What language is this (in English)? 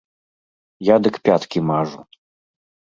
Belarusian